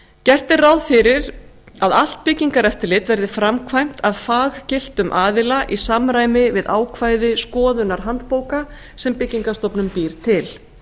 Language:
Icelandic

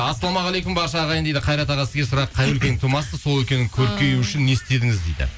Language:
Kazakh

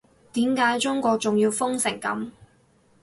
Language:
Cantonese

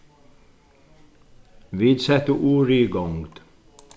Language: Faroese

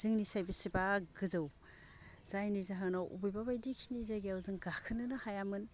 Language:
Bodo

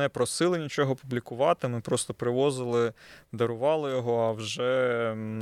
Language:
Ukrainian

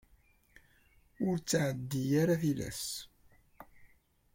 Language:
Kabyle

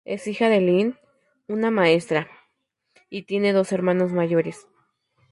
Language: Spanish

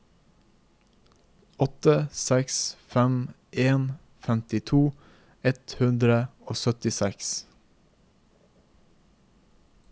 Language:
Norwegian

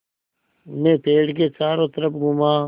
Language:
Hindi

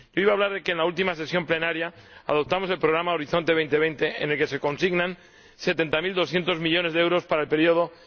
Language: Spanish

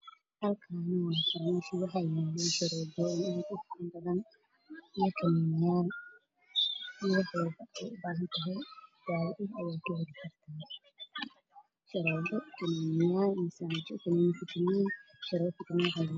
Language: Somali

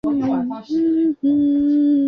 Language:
Chinese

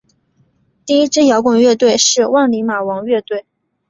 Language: Chinese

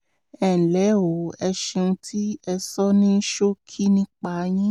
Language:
Yoruba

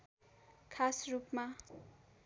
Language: Nepali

